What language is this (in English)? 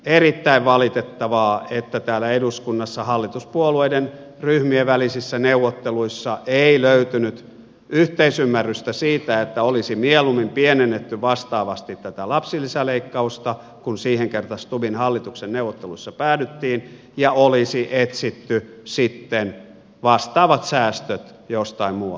Finnish